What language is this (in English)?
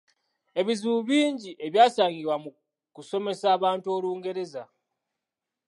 Ganda